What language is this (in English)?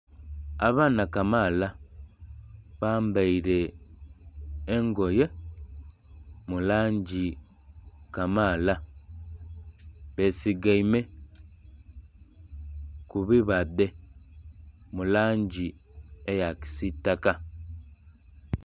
Soga